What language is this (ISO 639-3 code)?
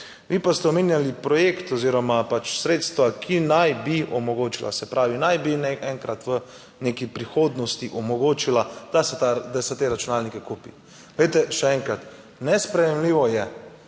slv